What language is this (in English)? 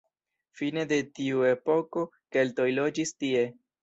Esperanto